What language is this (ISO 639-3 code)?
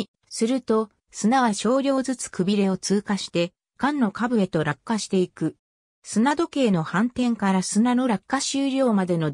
jpn